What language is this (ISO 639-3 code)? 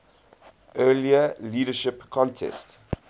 eng